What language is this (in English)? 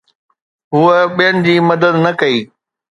Sindhi